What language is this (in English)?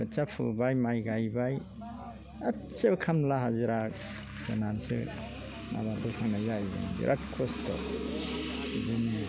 Bodo